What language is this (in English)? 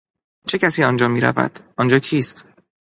Persian